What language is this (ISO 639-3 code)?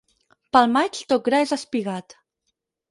cat